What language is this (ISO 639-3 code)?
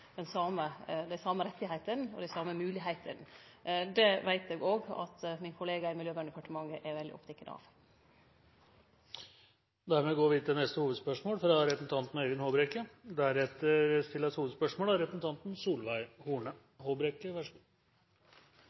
nno